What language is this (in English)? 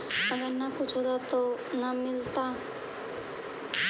Magahi